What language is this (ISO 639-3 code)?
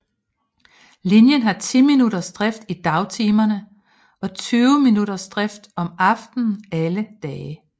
dan